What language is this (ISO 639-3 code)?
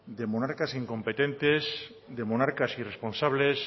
spa